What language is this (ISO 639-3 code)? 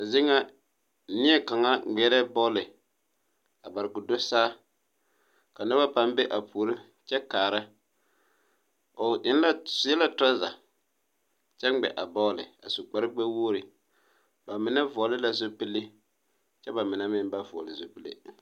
dga